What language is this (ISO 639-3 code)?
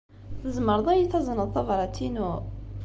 kab